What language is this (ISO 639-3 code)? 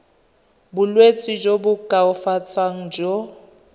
tsn